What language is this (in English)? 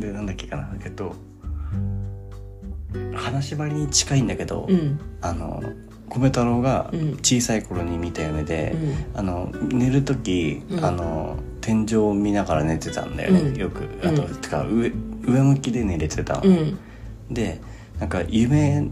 Japanese